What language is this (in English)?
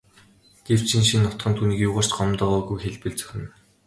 Mongolian